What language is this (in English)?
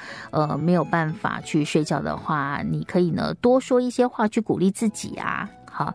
Chinese